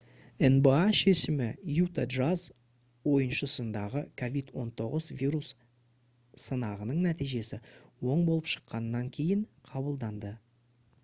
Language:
Kazakh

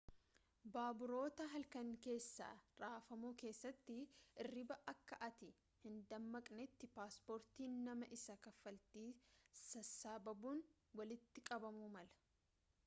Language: Oromo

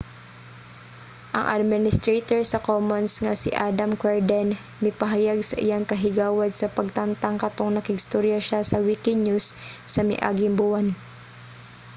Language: Cebuano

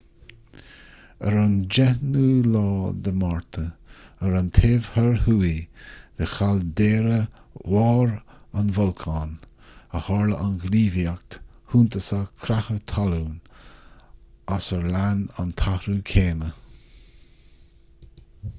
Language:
Irish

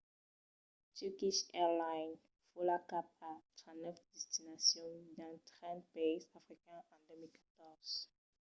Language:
Occitan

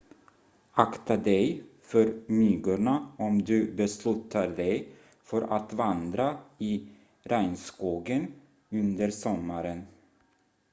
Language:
Swedish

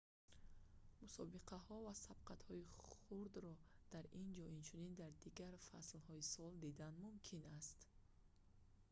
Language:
Tajik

